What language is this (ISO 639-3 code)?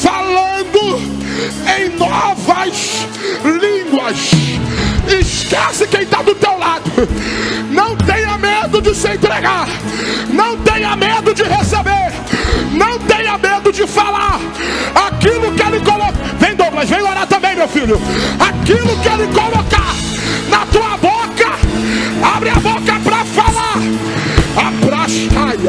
por